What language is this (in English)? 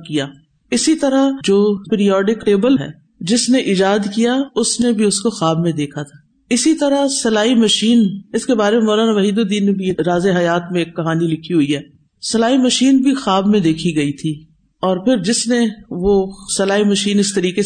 Urdu